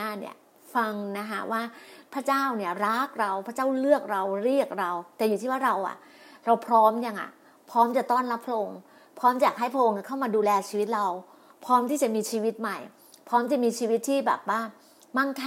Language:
Thai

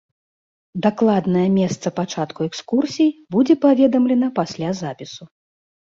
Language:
Belarusian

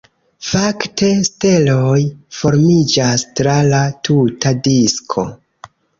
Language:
Esperanto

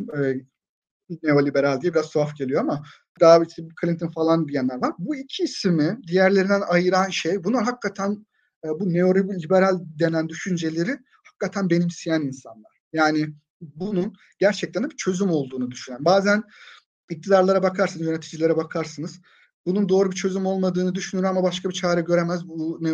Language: Turkish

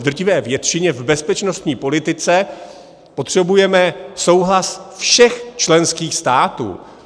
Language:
Czech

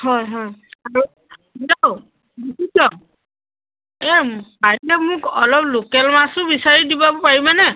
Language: Assamese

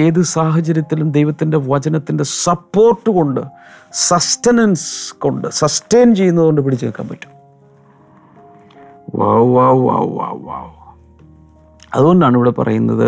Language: Malayalam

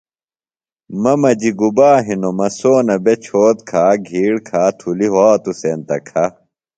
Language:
Phalura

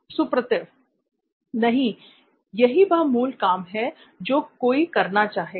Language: Hindi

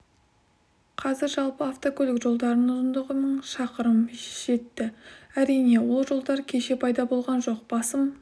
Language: Kazakh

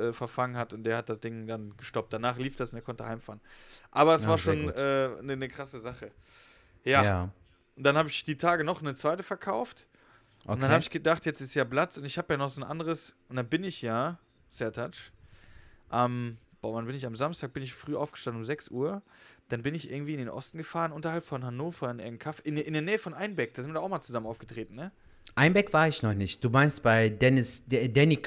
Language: German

